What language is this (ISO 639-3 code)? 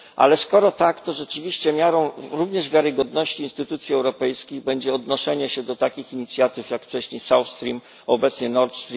pol